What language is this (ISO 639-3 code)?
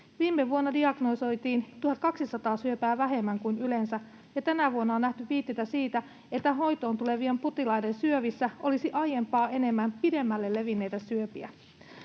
fin